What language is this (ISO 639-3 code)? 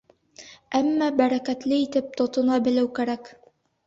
bak